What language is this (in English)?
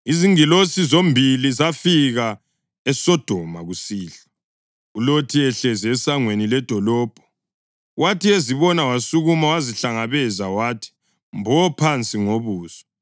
North Ndebele